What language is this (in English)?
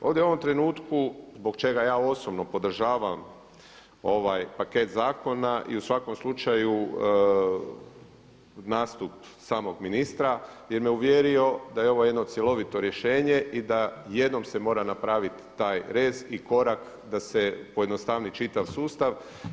Croatian